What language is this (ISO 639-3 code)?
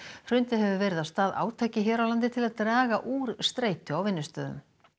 isl